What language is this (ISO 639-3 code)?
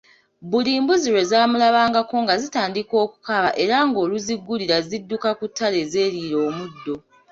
lug